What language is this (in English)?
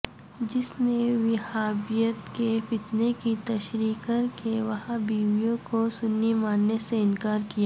Urdu